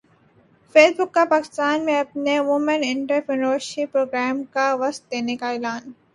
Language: Urdu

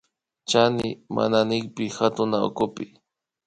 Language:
Imbabura Highland Quichua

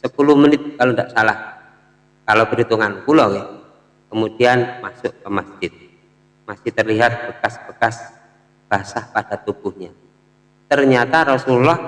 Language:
Indonesian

